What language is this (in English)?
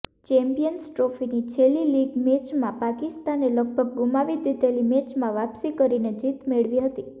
Gujarati